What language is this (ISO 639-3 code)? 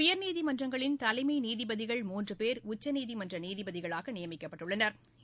tam